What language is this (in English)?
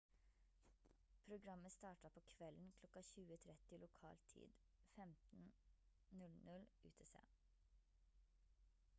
Norwegian Bokmål